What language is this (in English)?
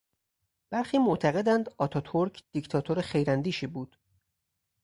Persian